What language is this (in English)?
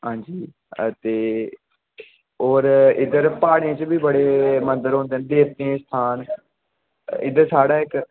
Dogri